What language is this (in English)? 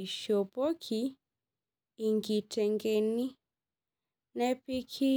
Masai